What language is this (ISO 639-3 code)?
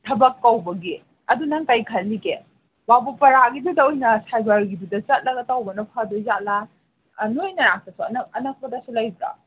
mni